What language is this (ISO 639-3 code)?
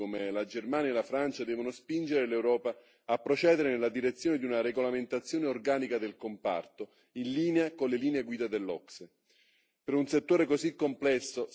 ita